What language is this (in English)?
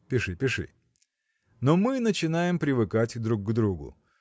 Russian